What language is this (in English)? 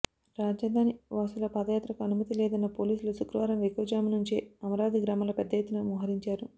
Telugu